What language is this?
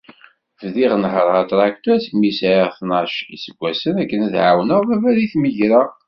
Kabyle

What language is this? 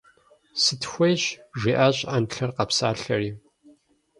Kabardian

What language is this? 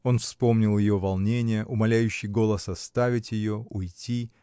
Russian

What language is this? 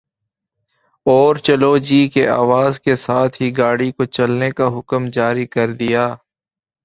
Urdu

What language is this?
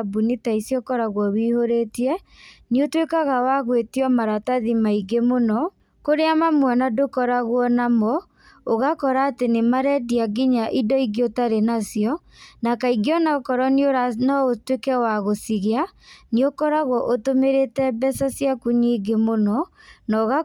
Kikuyu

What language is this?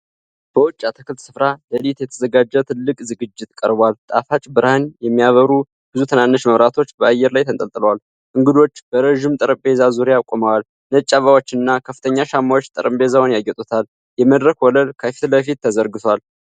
Amharic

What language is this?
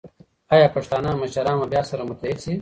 Pashto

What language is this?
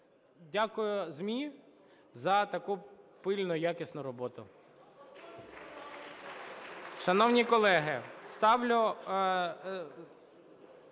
Ukrainian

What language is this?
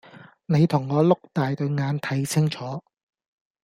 Cantonese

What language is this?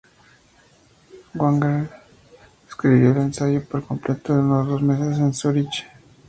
Spanish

